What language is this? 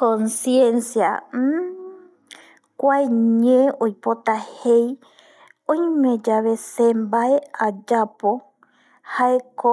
Eastern Bolivian Guaraní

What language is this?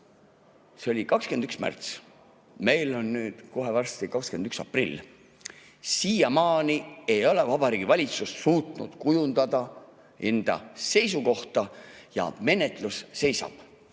Estonian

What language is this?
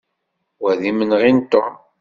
Kabyle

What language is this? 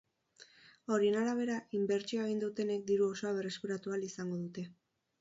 Basque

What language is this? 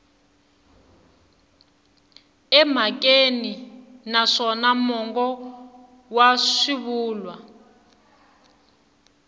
Tsonga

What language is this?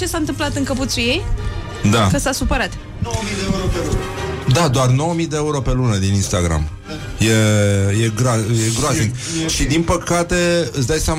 Romanian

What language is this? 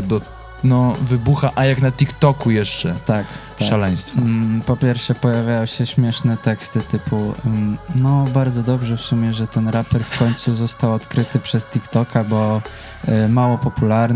Polish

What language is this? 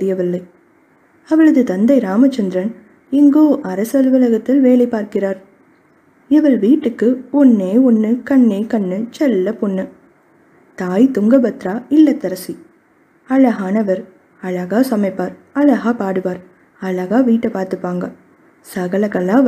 Tamil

